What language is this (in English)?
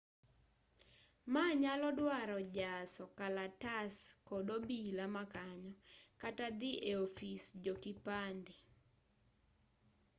Luo (Kenya and Tanzania)